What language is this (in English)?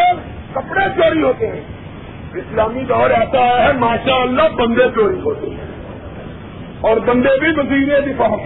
Urdu